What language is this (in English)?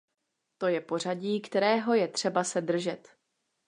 Czech